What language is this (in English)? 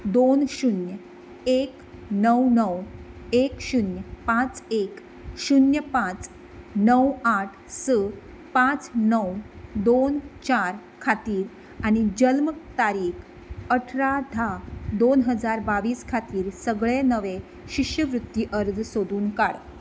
Konkani